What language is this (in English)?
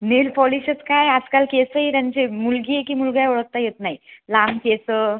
Marathi